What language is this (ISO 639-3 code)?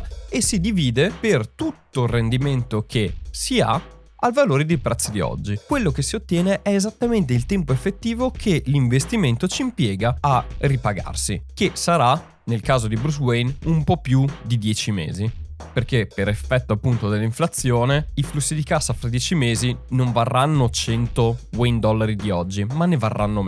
ita